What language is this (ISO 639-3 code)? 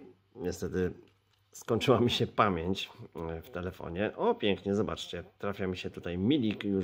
pol